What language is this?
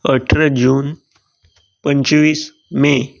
Konkani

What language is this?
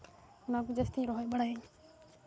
Santali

